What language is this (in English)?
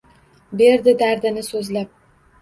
Uzbek